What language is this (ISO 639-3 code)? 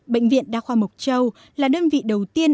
vie